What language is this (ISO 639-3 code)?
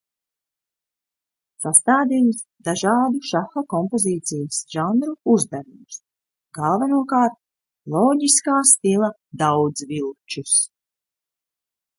lav